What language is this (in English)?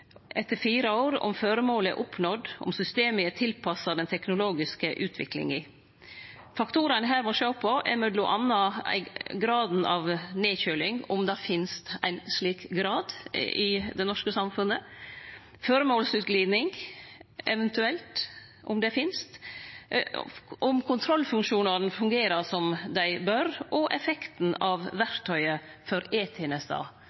Norwegian Nynorsk